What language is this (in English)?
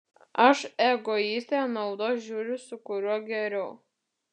Lithuanian